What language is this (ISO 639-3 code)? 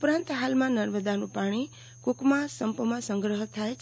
guj